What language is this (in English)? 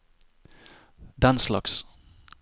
Norwegian